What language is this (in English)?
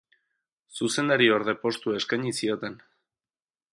Basque